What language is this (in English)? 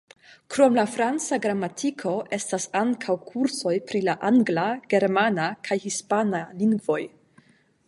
Esperanto